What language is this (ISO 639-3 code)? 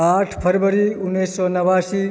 mai